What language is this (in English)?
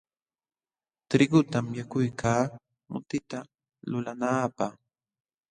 Jauja Wanca Quechua